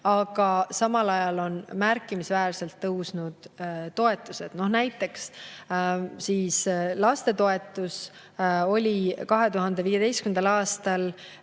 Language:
Estonian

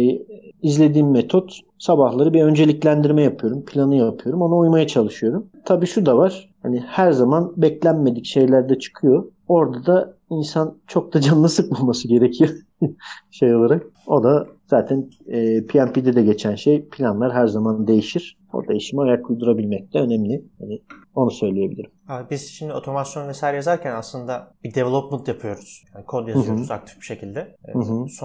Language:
Turkish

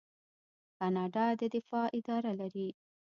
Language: Pashto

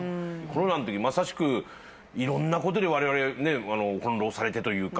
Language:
Japanese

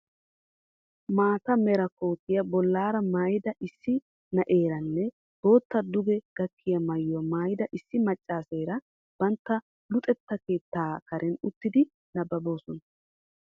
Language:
Wolaytta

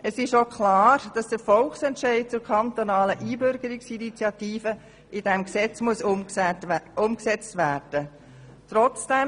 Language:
Swiss German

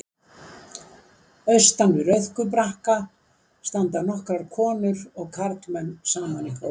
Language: Icelandic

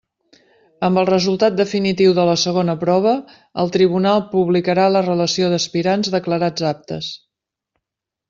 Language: Catalan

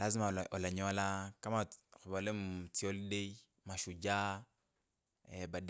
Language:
Kabras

